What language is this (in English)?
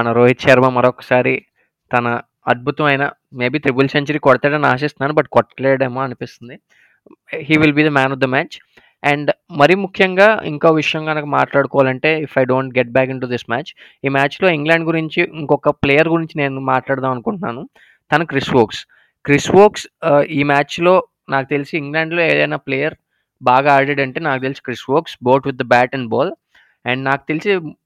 Telugu